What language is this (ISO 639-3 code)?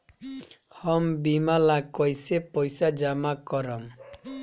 bho